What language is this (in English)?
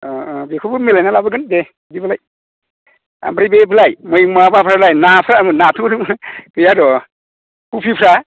Bodo